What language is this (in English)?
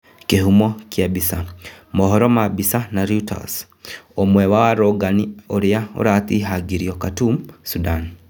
Kikuyu